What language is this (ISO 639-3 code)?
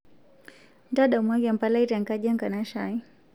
mas